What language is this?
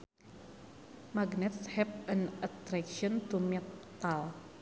Sundanese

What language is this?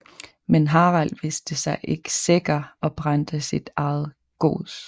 Danish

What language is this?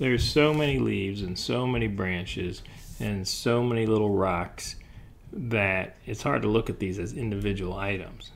English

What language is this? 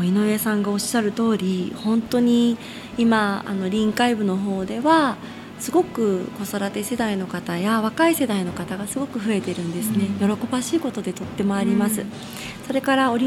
Japanese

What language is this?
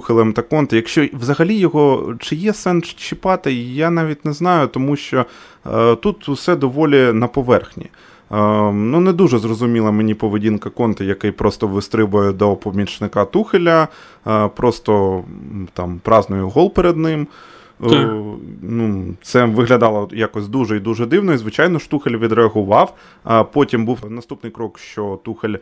Ukrainian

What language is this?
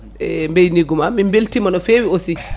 Fula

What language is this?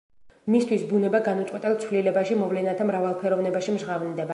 Georgian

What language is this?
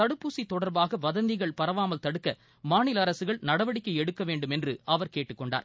Tamil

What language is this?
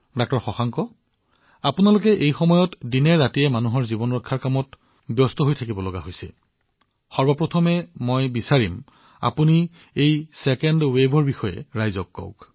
Assamese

